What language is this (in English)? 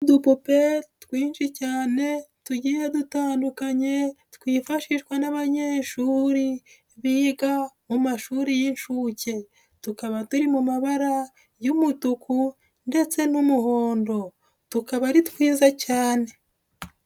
Kinyarwanda